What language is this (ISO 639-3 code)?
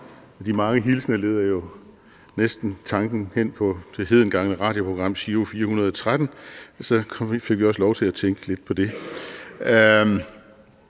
dan